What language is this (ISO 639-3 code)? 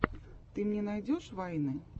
rus